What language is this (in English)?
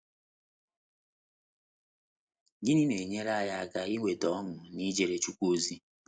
Igbo